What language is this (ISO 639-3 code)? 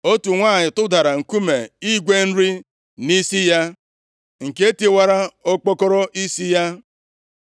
ibo